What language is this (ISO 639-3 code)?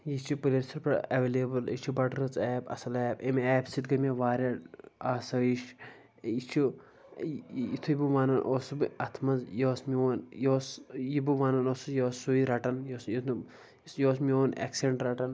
kas